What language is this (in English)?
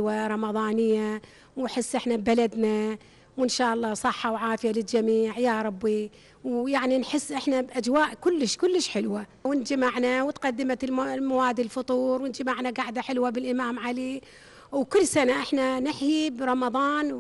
Arabic